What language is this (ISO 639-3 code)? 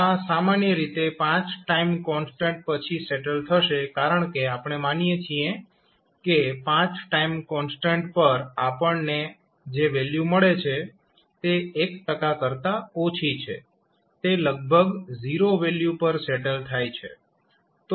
guj